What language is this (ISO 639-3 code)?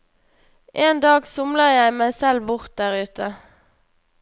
nor